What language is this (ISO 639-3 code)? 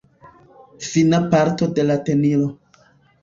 epo